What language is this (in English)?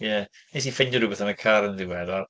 Welsh